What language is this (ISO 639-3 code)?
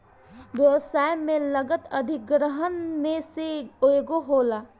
bho